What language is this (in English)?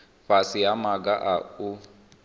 Venda